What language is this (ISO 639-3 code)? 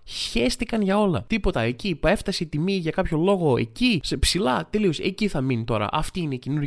ell